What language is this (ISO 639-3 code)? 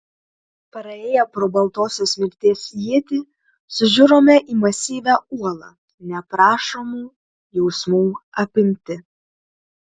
lit